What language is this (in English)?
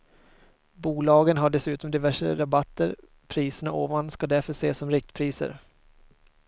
Swedish